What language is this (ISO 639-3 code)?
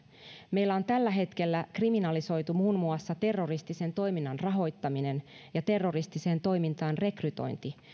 fin